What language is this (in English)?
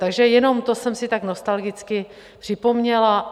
Czech